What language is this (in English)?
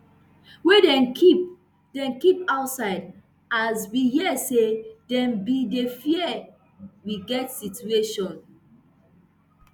Nigerian Pidgin